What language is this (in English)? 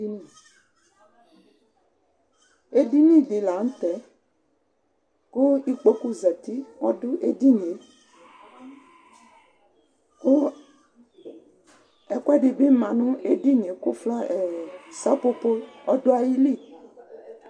Ikposo